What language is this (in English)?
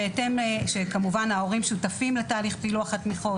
Hebrew